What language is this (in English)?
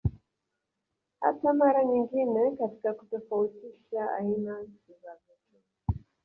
Swahili